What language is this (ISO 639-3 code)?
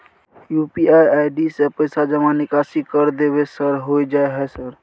mai